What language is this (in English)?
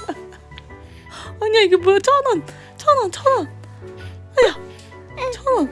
Korean